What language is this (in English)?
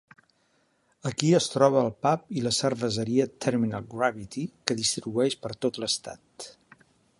Catalan